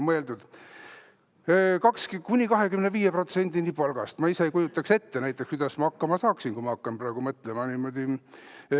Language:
Estonian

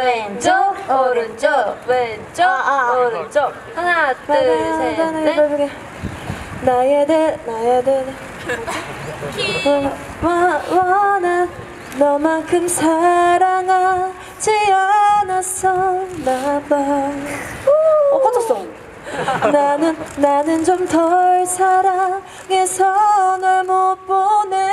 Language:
Korean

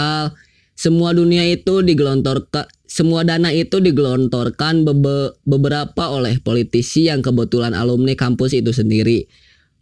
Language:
Indonesian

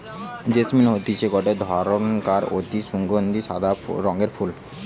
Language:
Bangla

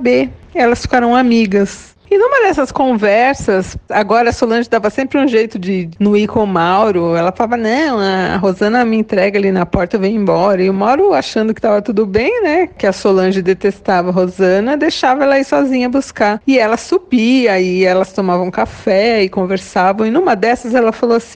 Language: Portuguese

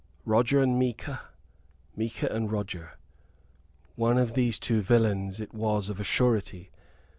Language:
English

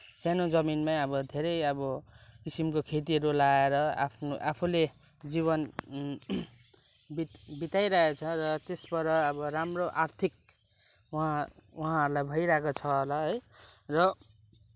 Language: Nepali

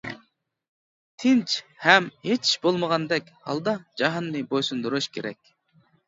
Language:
Uyghur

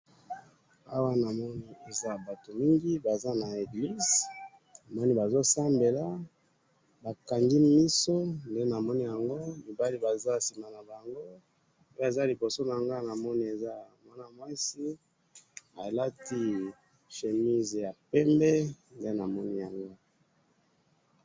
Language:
Lingala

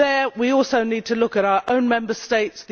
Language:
English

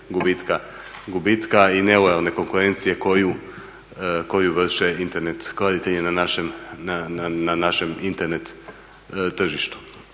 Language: Croatian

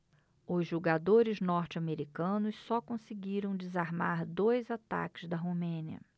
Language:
Portuguese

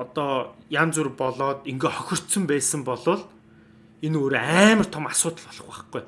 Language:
Turkish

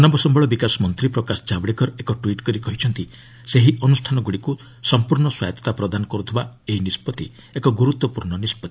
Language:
Odia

